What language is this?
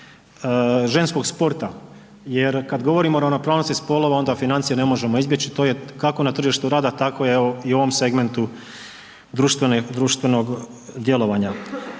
Croatian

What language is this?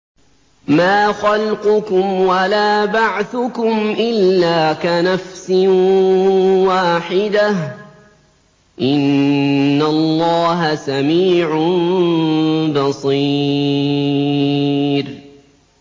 Arabic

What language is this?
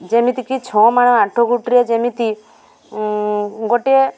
Odia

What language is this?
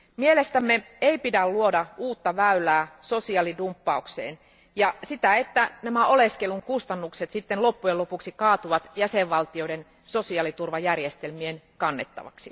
Finnish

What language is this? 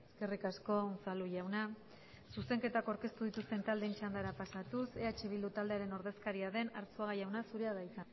Basque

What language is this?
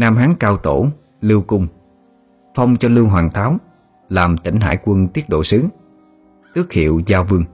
Vietnamese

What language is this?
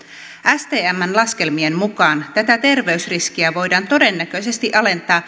Finnish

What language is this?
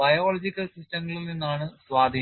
Malayalam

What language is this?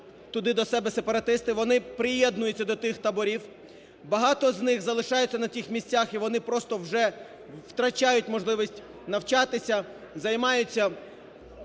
Ukrainian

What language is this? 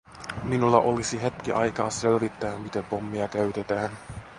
Finnish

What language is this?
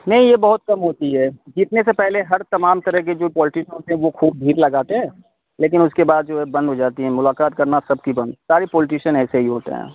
Urdu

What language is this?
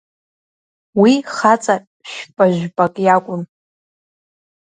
Abkhazian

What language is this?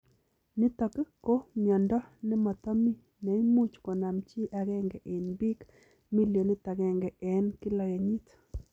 Kalenjin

